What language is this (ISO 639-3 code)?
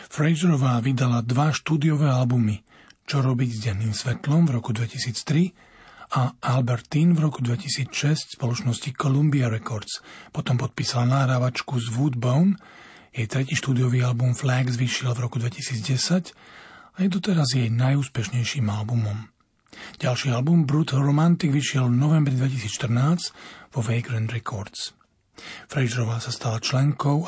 slk